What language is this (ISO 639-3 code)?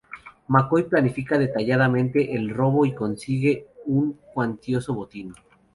spa